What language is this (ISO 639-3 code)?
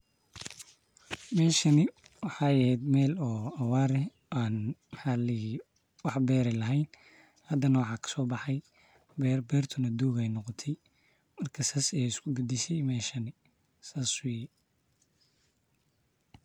som